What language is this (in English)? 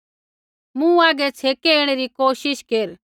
Kullu Pahari